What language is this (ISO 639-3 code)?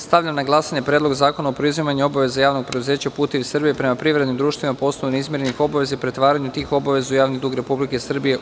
srp